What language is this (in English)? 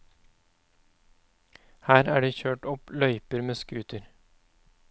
Norwegian